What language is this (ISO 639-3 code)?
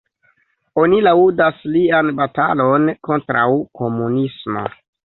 epo